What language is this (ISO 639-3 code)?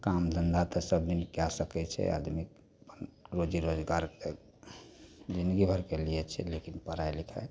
mai